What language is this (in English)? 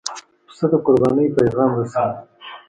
Pashto